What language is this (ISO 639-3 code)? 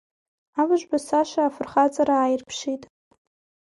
abk